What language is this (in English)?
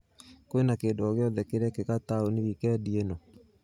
Kikuyu